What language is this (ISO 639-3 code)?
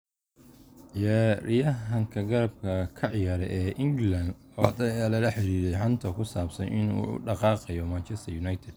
som